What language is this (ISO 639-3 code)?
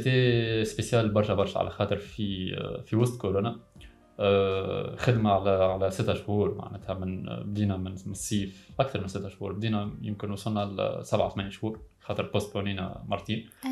ara